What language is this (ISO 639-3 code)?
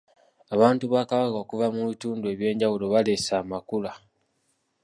lug